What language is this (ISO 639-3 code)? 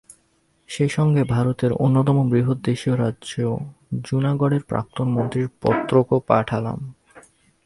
ben